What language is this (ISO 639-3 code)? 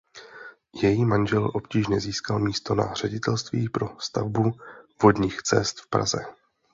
ces